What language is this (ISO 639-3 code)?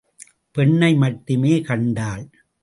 tam